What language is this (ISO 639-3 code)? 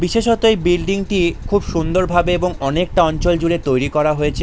ben